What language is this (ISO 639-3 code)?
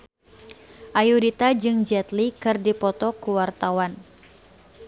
sun